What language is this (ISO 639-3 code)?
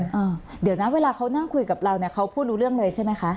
tha